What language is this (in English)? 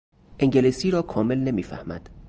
Persian